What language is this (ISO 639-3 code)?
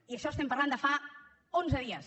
cat